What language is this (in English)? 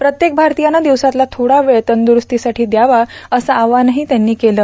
Marathi